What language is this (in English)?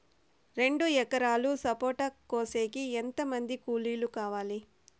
Telugu